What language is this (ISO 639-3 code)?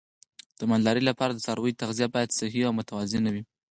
pus